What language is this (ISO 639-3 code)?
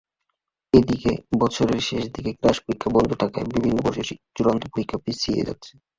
ben